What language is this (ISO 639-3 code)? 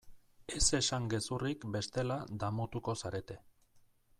eus